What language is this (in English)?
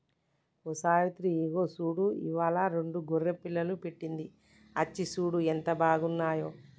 Telugu